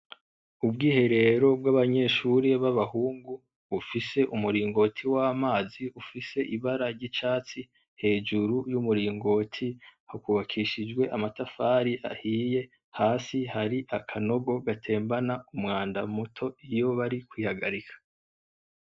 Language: Rundi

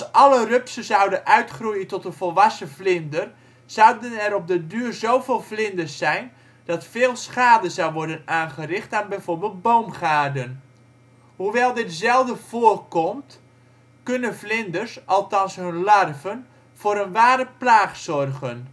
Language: Dutch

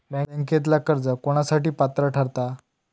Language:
Marathi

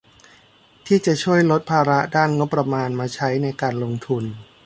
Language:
Thai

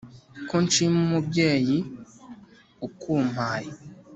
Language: Kinyarwanda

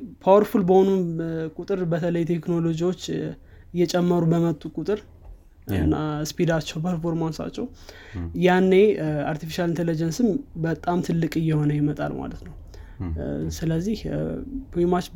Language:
Amharic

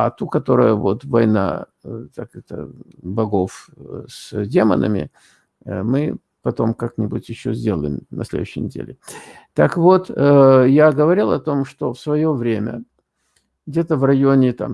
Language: Russian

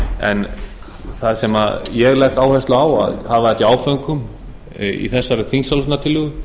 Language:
Icelandic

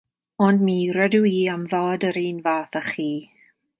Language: Welsh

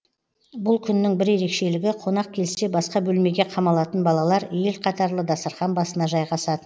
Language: Kazakh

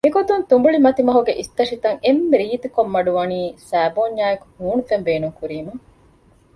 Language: Divehi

